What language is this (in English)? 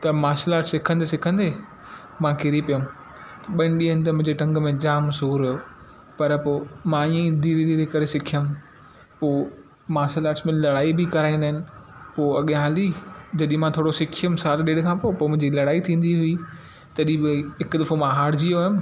Sindhi